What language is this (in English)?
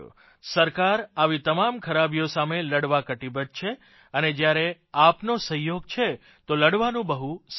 Gujarati